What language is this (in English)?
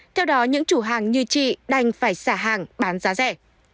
Vietnamese